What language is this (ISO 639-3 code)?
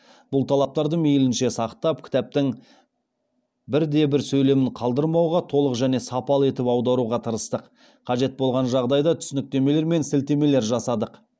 kaz